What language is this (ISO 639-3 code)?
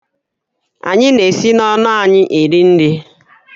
ibo